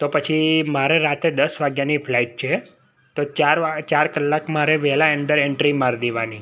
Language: Gujarati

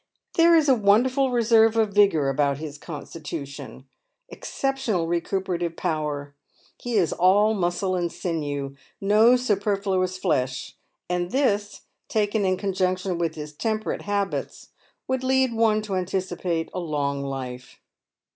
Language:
English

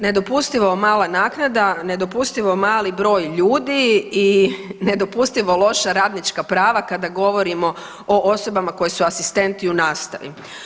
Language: Croatian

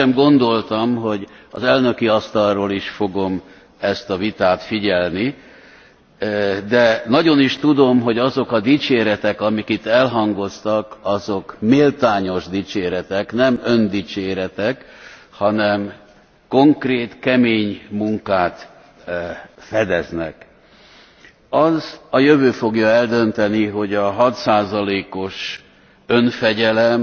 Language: Hungarian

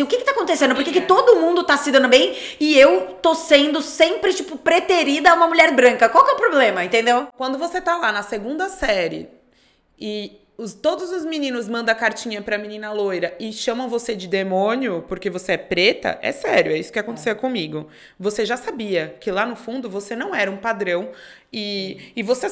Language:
Portuguese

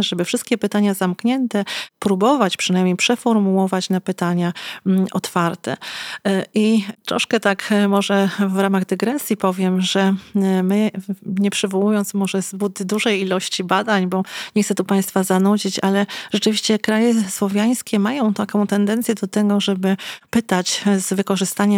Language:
Polish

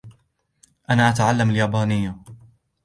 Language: Arabic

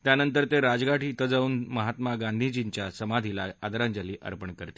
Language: Marathi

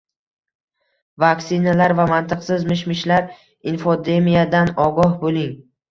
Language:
Uzbek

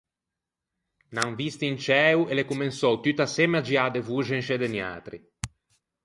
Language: Ligurian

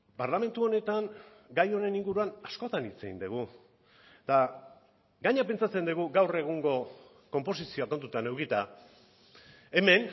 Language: Basque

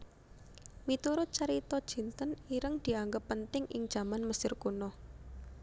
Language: Javanese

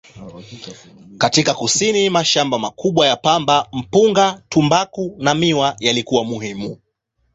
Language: Swahili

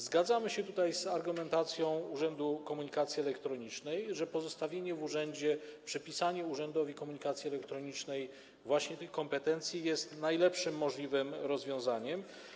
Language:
Polish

